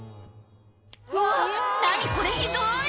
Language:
Japanese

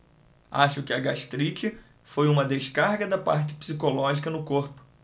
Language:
Portuguese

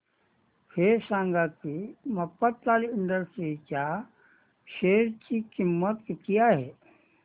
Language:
Marathi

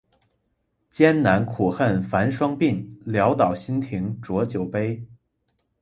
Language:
Chinese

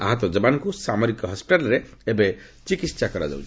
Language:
Odia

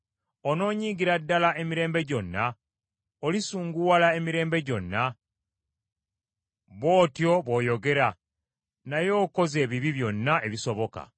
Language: Ganda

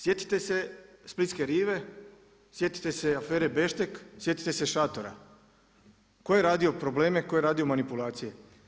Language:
Croatian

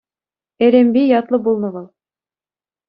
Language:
Chuvash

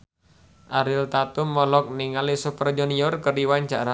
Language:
Sundanese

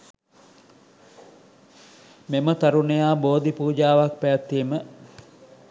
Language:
Sinhala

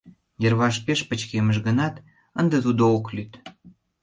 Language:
Mari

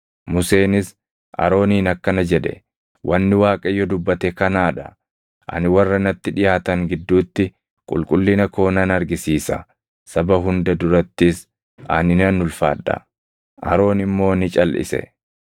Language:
Oromo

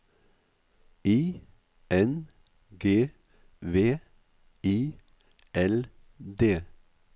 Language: Norwegian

